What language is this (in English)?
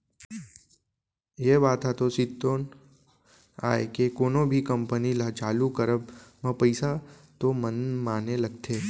Chhattisgarhi